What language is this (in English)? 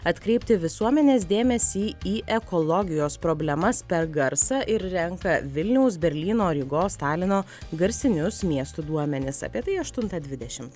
Lithuanian